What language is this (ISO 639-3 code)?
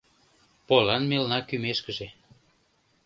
chm